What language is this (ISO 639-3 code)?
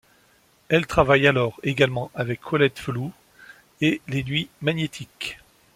fra